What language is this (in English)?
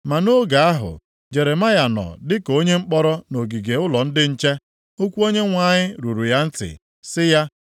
Igbo